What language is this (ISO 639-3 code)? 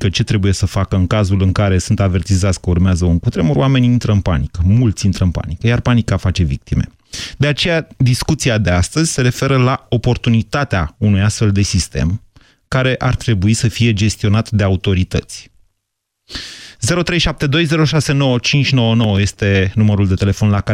ron